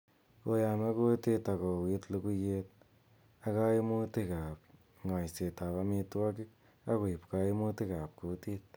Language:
Kalenjin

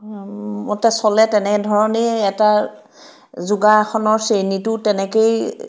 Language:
Assamese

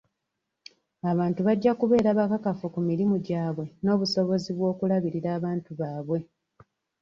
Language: Ganda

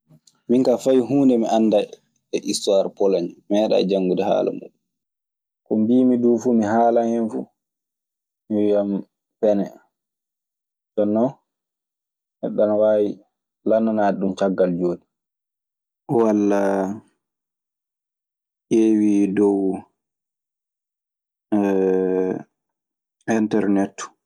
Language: Maasina Fulfulde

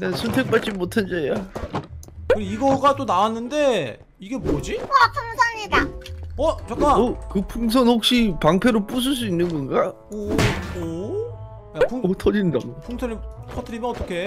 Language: Korean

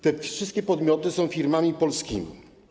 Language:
Polish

